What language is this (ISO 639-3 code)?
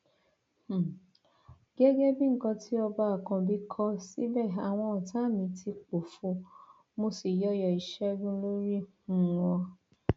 yor